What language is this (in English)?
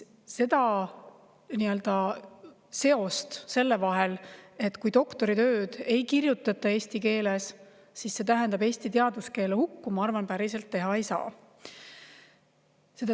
Estonian